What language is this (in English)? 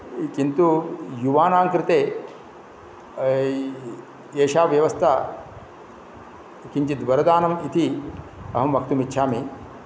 Sanskrit